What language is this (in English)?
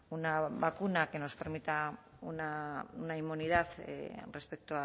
Spanish